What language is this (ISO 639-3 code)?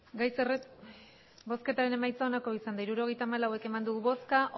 eus